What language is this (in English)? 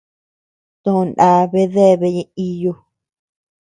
Tepeuxila Cuicatec